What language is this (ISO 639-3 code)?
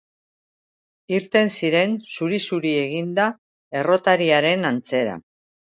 eus